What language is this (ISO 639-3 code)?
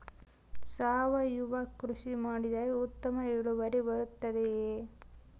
kan